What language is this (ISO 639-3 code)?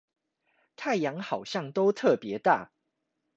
zho